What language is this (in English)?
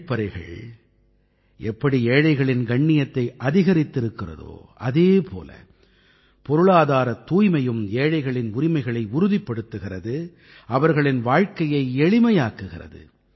Tamil